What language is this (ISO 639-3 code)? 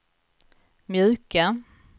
swe